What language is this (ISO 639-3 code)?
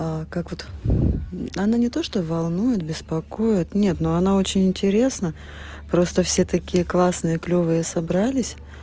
rus